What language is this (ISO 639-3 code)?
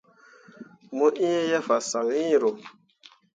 mua